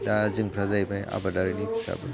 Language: Bodo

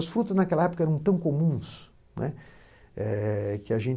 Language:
Portuguese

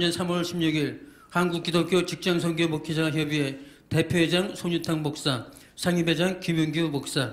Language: Korean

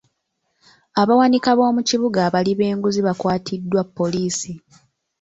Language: Ganda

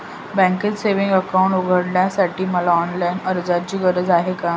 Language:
Marathi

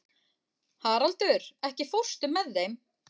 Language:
Icelandic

